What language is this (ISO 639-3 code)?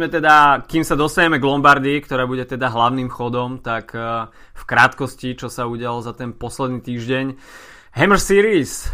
slk